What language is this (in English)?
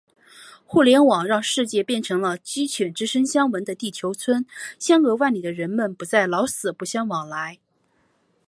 Chinese